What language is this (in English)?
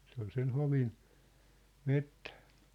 Finnish